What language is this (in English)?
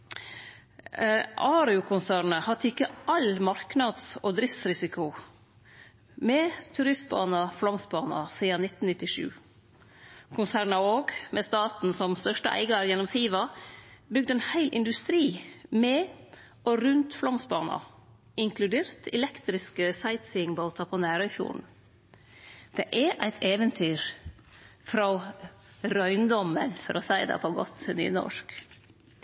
Norwegian Nynorsk